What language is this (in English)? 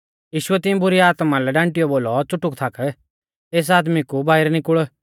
Mahasu Pahari